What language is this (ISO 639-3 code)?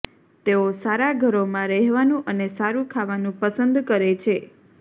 guj